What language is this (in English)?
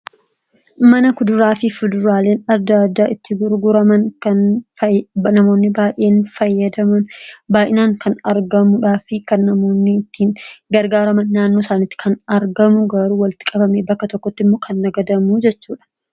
Oromo